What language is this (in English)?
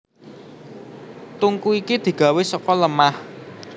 Javanese